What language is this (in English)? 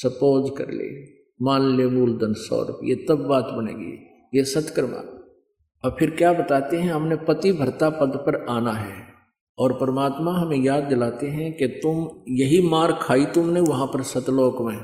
Hindi